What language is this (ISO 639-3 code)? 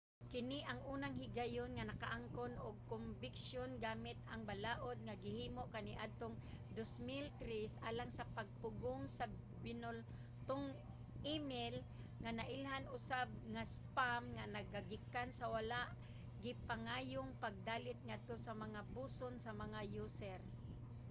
ceb